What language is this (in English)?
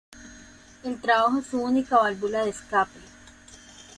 Spanish